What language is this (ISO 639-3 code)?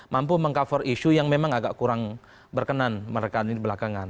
ind